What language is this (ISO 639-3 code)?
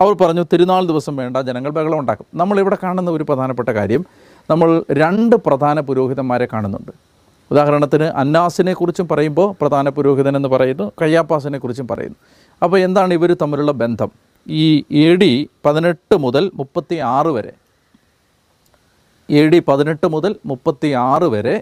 mal